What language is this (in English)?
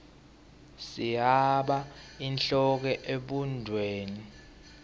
Swati